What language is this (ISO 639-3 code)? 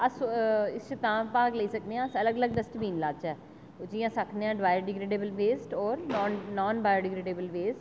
doi